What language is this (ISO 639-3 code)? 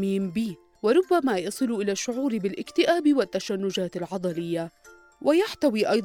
ara